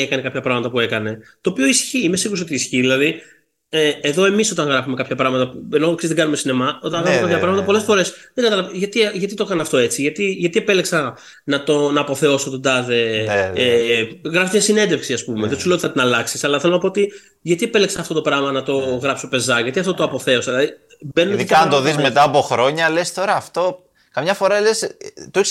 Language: Greek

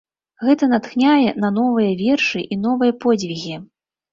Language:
Belarusian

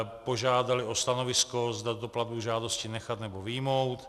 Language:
Czech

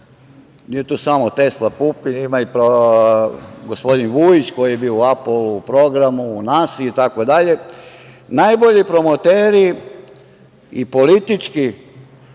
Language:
Serbian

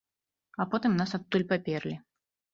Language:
Belarusian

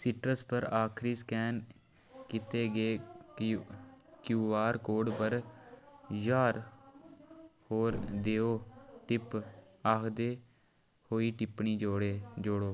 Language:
Dogri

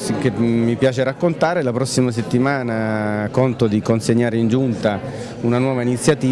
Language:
Italian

